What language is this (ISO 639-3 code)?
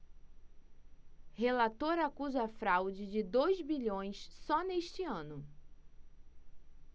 por